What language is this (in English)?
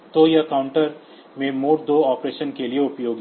Hindi